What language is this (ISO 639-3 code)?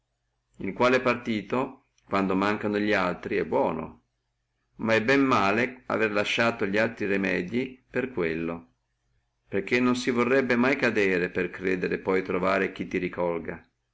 ita